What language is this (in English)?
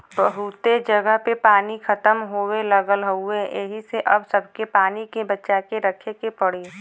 Bhojpuri